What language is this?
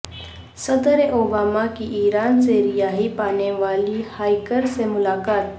Urdu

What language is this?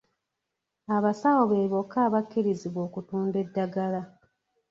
Ganda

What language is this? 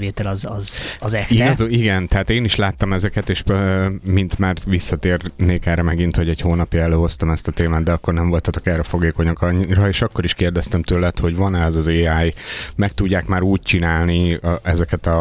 Hungarian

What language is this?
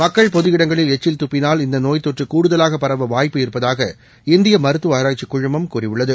Tamil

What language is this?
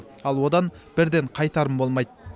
Kazakh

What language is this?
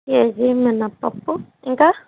Telugu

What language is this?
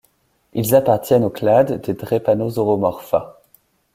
French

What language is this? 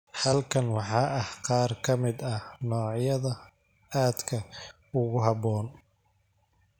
Somali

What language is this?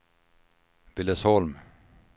Swedish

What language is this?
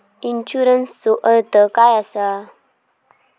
Marathi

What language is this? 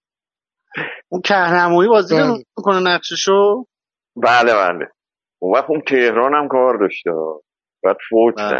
Persian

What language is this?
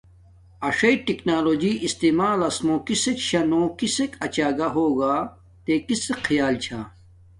Domaaki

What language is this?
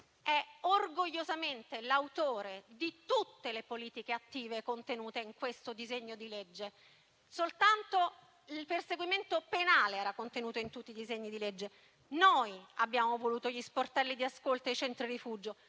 Italian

